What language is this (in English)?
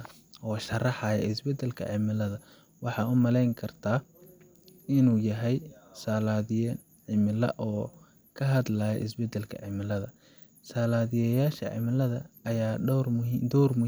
Somali